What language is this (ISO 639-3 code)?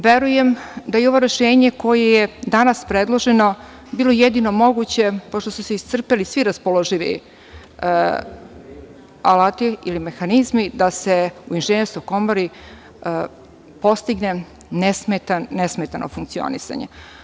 srp